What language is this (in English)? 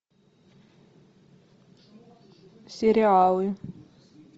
Russian